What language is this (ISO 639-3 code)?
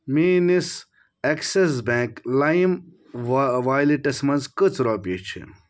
kas